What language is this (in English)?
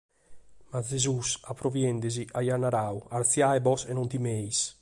Sardinian